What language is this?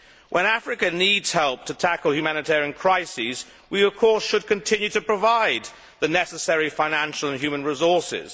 English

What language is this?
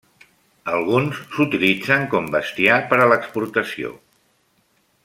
Catalan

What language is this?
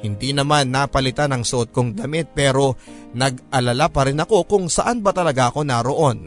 Filipino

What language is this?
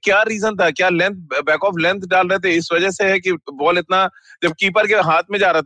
Hindi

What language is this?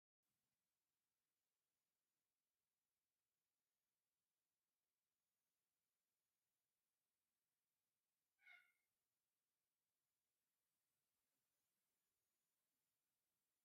Tigrinya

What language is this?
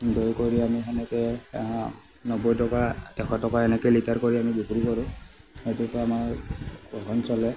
Assamese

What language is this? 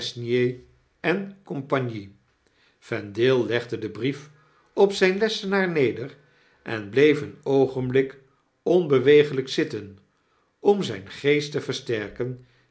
Dutch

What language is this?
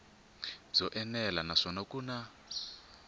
Tsonga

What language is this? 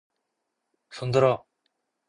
Korean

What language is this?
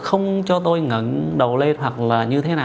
Vietnamese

